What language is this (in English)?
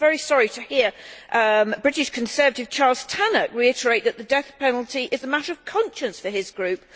English